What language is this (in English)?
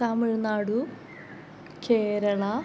Sanskrit